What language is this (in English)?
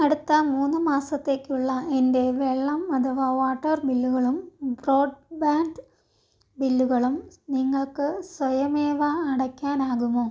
Malayalam